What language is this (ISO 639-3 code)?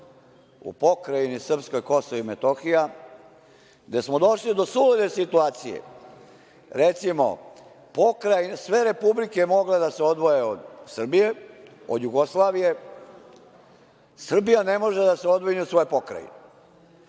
srp